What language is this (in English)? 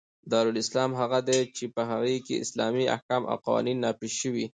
Pashto